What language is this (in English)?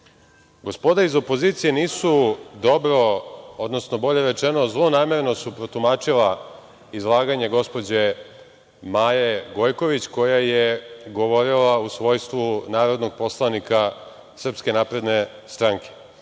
Serbian